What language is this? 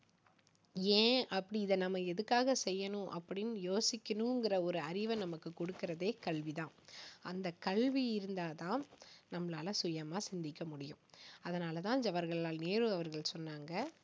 Tamil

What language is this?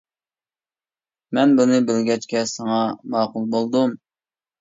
Uyghur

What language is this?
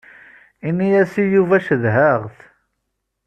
Kabyle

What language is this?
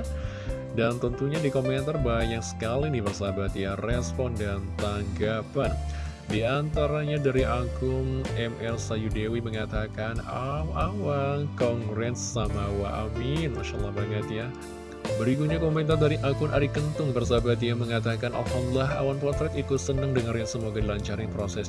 Indonesian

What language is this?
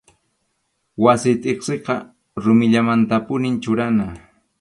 Arequipa-La Unión Quechua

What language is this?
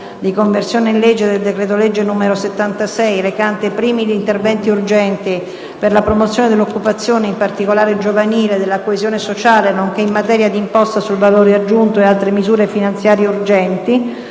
Italian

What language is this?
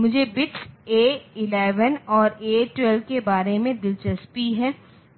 Hindi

